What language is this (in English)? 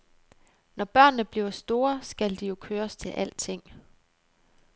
Danish